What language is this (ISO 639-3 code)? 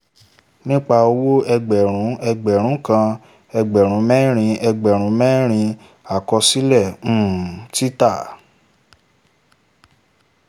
yor